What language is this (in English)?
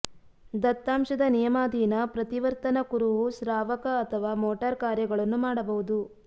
Kannada